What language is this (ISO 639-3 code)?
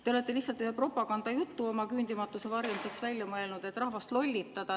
est